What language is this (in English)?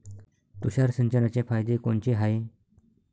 Marathi